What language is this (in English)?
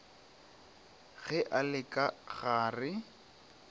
Northern Sotho